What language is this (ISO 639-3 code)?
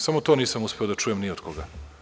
srp